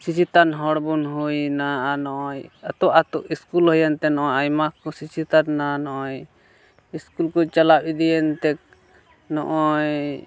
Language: Santali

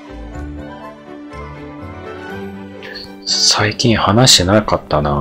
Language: Japanese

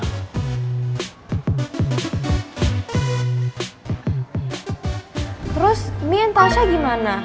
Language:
Indonesian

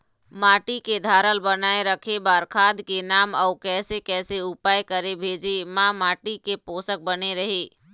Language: Chhattisgarhi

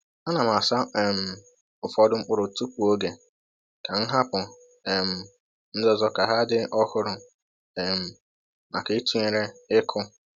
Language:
Igbo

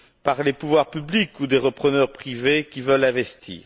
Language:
French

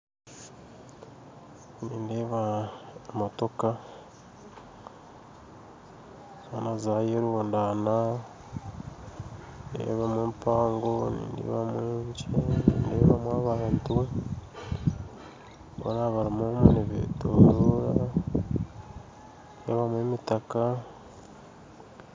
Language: Nyankole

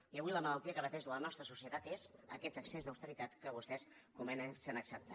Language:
Catalan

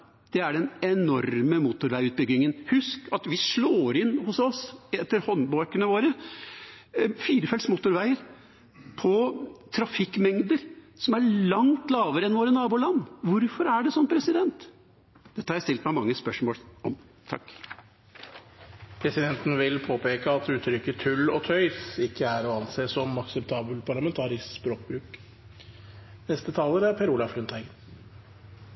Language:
Norwegian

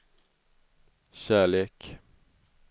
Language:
Swedish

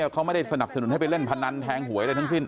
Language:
Thai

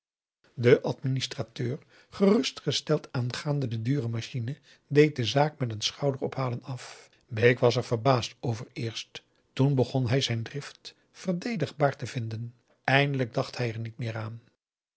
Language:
Dutch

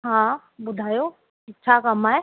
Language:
Sindhi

